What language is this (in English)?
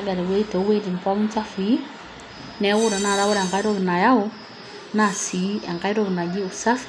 Masai